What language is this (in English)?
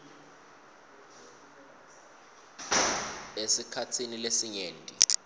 Swati